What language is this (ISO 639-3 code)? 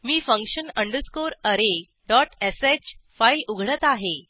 mar